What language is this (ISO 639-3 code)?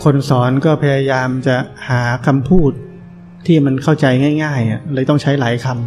tha